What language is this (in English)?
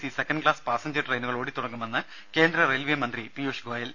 Malayalam